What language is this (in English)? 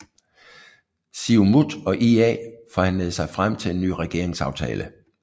Danish